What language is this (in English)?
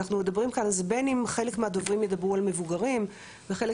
Hebrew